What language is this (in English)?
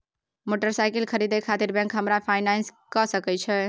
Maithili